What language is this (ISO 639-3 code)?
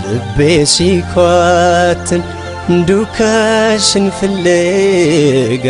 ara